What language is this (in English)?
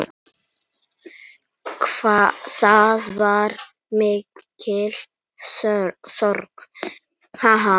Icelandic